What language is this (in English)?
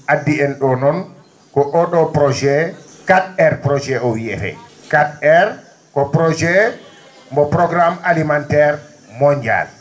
Fula